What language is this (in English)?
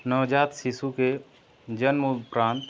Hindi